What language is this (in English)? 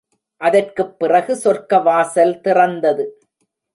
Tamil